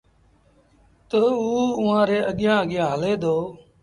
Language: Sindhi Bhil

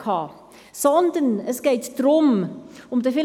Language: Swiss German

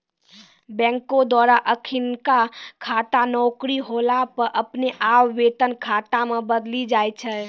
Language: Maithili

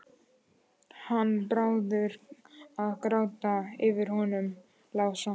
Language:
Icelandic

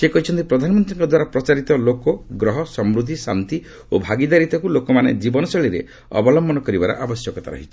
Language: Odia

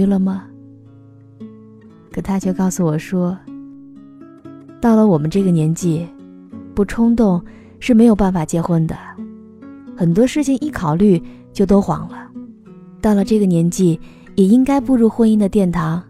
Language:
Chinese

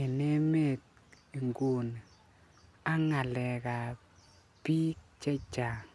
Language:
Kalenjin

